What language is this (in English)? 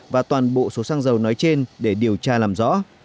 Vietnamese